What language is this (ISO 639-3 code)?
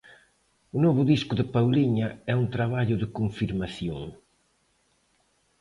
glg